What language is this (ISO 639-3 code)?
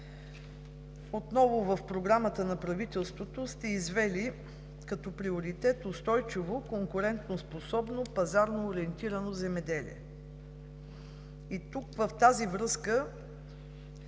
bul